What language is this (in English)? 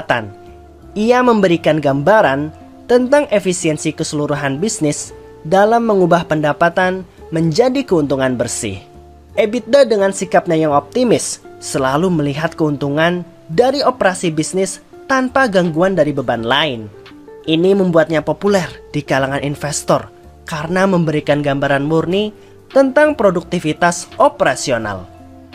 Indonesian